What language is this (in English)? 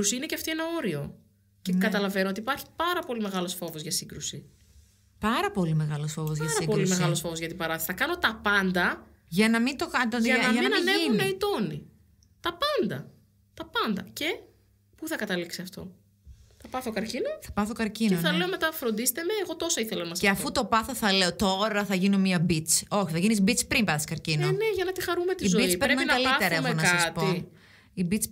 Greek